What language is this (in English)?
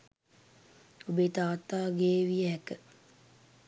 Sinhala